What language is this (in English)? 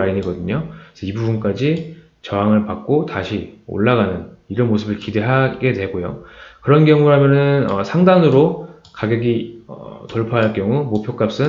Korean